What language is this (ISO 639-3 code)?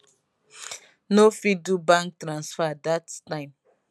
pcm